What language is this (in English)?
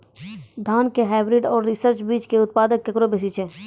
Maithili